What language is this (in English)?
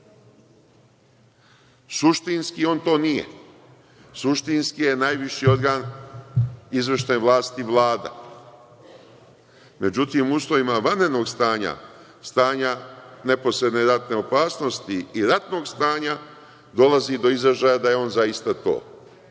Serbian